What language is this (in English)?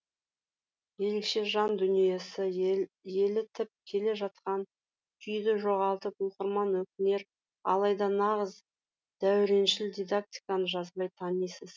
Kazakh